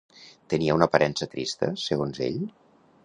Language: Catalan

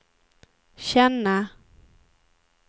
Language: Swedish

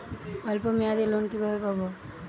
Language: Bangla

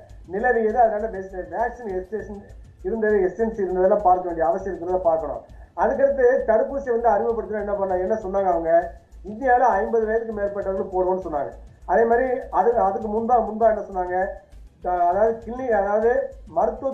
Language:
Tamil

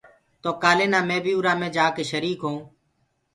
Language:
Gurgula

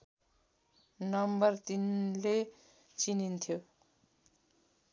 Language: Nepali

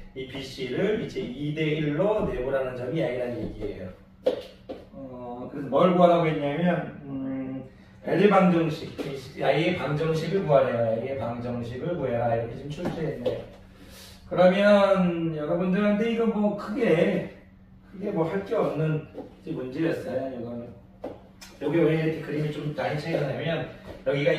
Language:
Korean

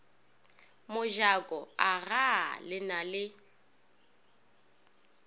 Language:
Northern Sotho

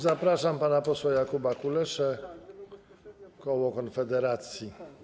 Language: Polish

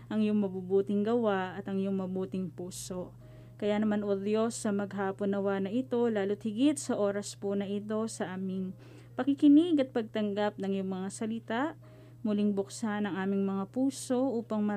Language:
Filipino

